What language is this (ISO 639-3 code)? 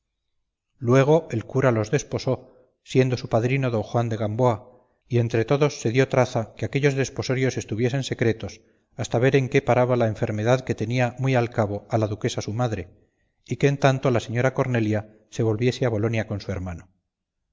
spa